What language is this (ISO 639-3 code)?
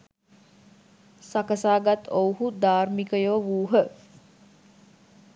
sin